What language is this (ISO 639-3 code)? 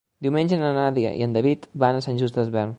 cat